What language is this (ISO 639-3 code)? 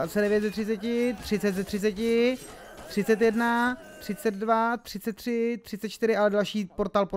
ces